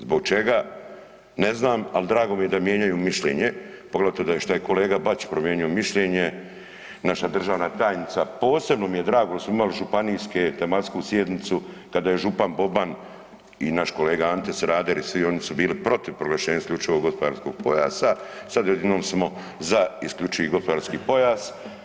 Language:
Croatian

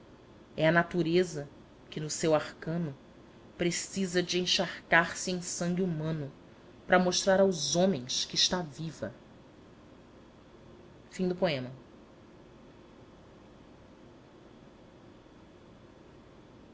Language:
Portuguese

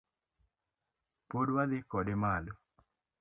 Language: Luo (Kenya and Tanzania)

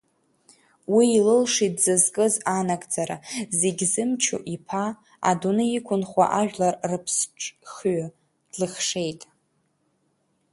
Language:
Abkhazian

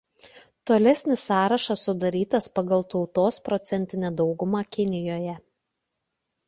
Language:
Lithuanian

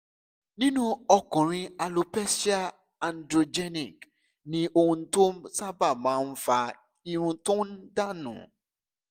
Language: Yoruba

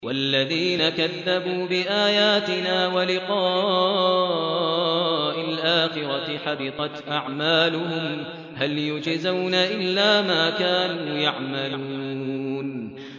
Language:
Arabic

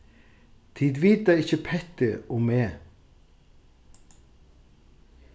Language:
Faroese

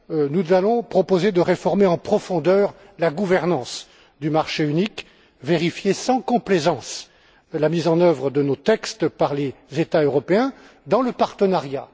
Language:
French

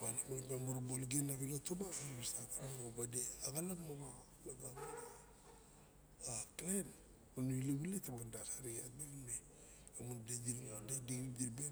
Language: Barok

